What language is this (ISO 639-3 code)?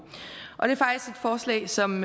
dan